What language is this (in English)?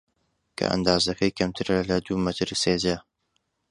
Central Kurdish